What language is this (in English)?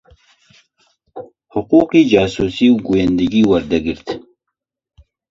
Central Kurdish